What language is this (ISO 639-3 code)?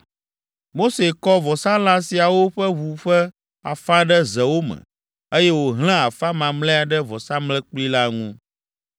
ewe